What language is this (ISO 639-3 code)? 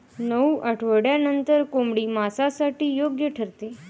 mar